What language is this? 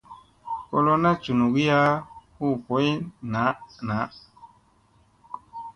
Musey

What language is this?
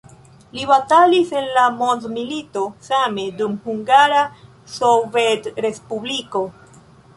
Esperanto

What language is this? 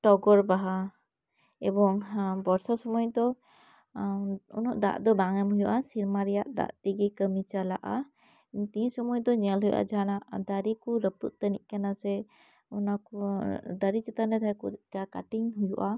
Santali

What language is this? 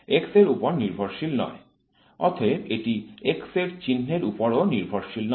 Bangla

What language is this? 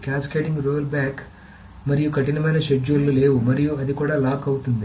Telugu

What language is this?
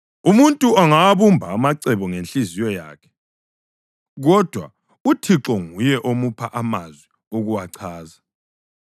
North Ndebele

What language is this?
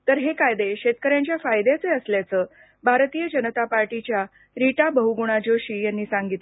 Marathi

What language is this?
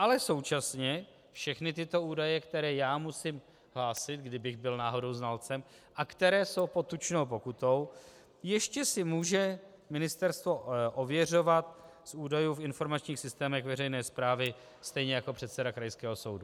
Czech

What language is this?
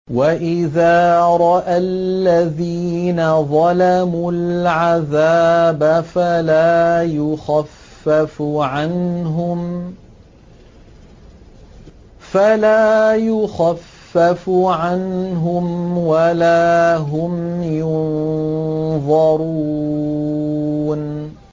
Arabic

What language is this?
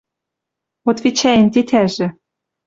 Western Mari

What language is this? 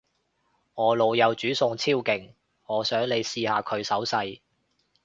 Cantonese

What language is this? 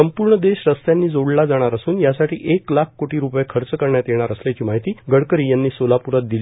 Marathi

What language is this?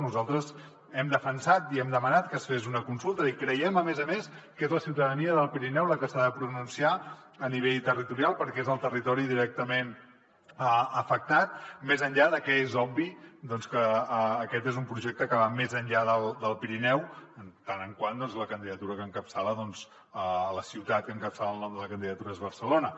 Catalan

